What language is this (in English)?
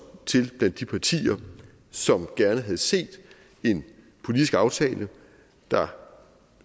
Danish